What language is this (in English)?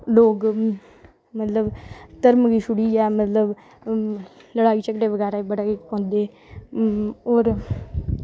Dogri